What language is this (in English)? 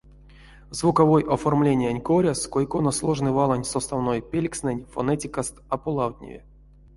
Erzya